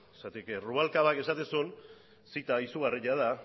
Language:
Basque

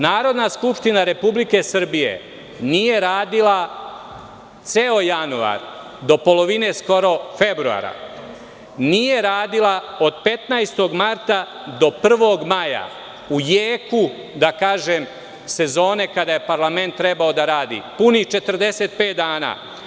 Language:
Serbian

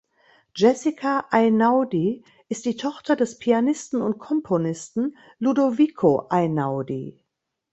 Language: German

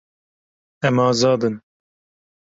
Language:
Kurdish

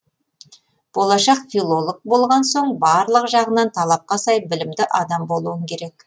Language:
Kazakh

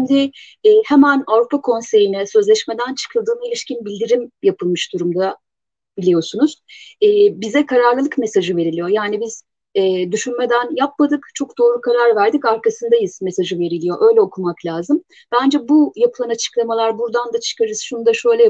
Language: Turkish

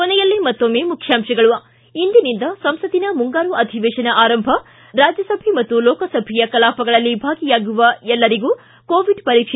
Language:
Kannada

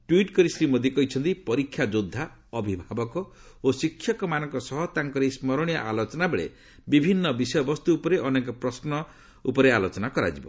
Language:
Odia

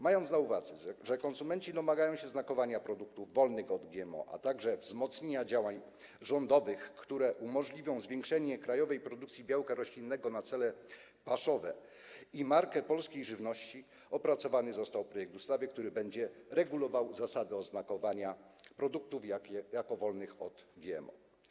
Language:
Polish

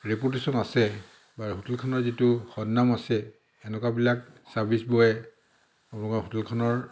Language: Assamese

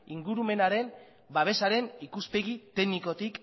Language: Basque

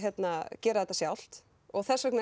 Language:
Icelandic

